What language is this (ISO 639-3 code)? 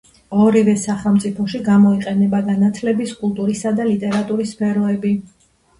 kat